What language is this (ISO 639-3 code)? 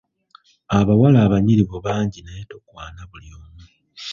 lug